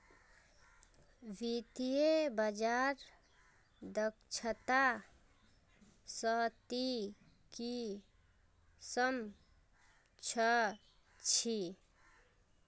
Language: Magahi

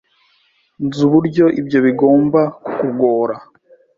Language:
Kinyarwanda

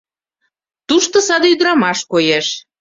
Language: Mari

